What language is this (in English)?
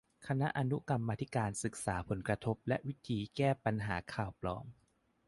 Thai